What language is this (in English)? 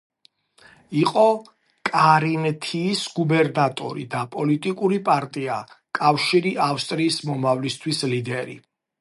Georgian